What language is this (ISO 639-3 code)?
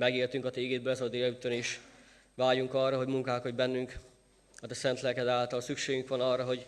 hun